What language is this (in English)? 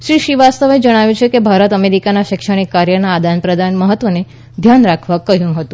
Gujarati